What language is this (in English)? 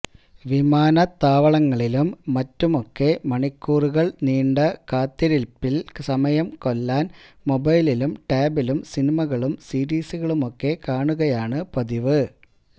Malayalam